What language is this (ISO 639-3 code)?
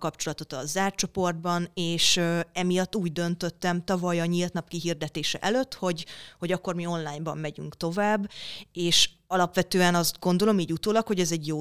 hun